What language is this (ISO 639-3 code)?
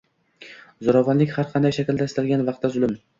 uzb